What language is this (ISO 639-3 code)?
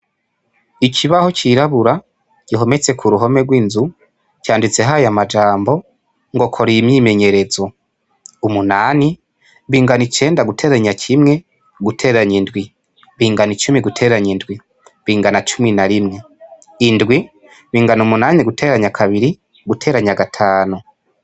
run